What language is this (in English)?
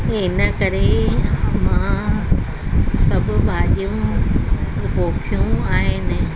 Sindhi